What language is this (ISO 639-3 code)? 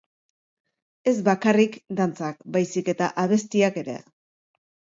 eus